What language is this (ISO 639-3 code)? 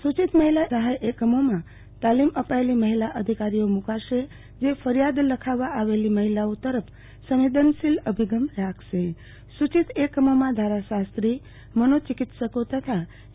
guj